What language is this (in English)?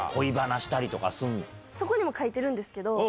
Japanese